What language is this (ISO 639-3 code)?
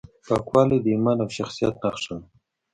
pus